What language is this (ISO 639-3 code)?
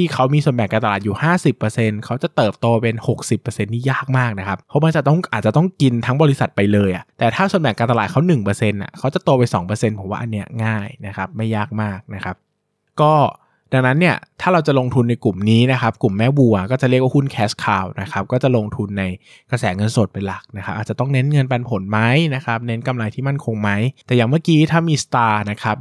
tha